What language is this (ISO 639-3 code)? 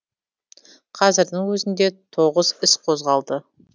kaz